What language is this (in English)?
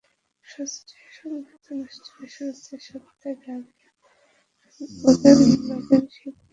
Bangla